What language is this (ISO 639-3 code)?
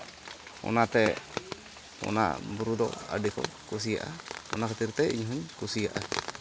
sat